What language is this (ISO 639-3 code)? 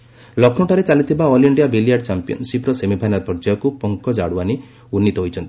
ori